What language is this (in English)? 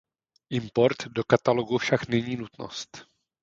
Czech